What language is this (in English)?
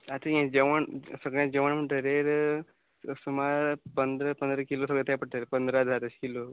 Konkani